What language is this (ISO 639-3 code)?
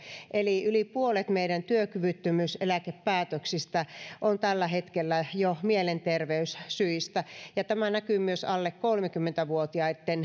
fin